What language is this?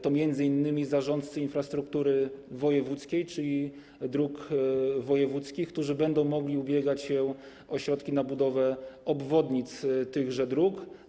Polish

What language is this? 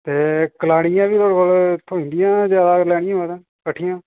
Dogri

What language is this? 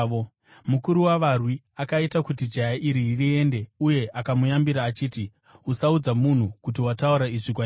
Shona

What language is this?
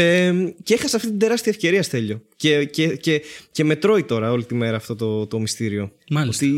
Greek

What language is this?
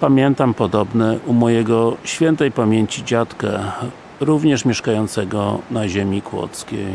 Polish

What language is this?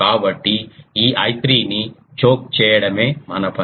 Telugu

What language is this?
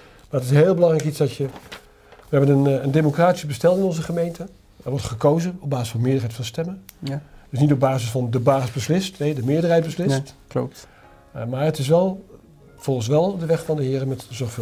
Dutch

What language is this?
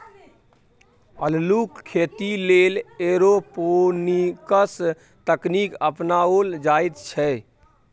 Maithili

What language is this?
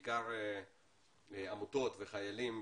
Hebrew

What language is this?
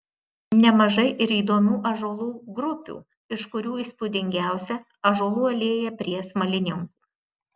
Lithuanian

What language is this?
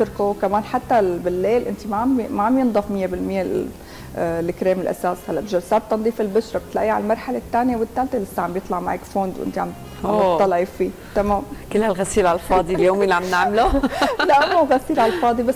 Arabic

